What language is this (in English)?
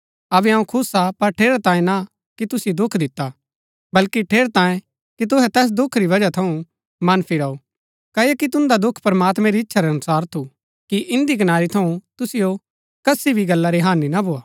Gaddi